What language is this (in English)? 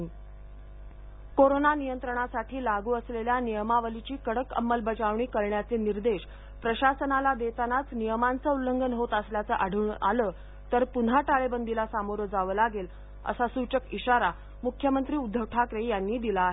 Marathi